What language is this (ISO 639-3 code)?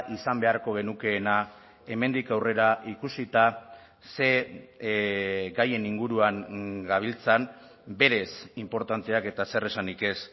eus